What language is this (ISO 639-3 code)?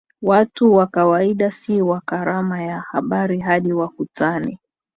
swa